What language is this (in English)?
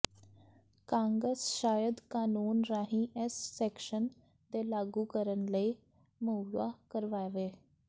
Punjabi